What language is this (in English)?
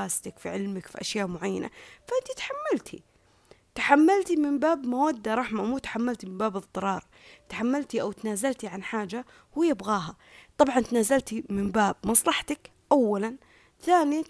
Arabic